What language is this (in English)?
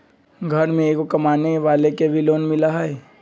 Magahi